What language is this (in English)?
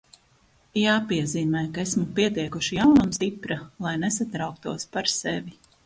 Latvian